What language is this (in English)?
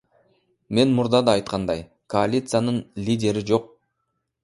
Kyrgyz